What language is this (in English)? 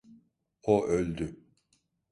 Turkish